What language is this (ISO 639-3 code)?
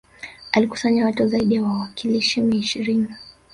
swa